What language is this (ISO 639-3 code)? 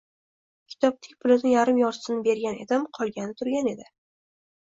uzb